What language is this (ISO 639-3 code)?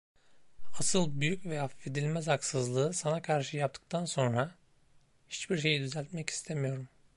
tur